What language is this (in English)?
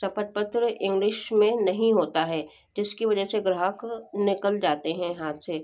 Hindi